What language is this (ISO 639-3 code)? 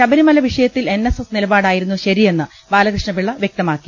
mal